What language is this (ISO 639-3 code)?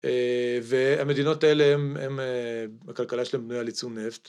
heb